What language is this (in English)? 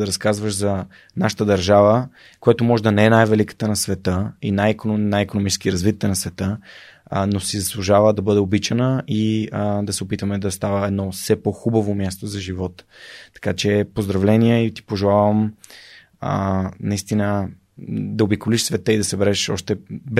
Bulgarian